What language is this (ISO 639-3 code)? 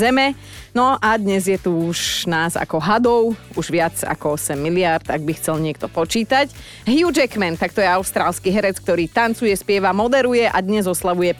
slk